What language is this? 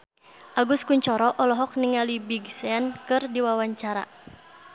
Sundanese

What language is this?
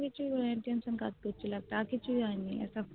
Bangla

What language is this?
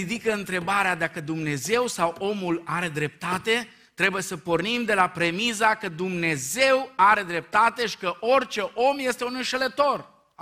Romanian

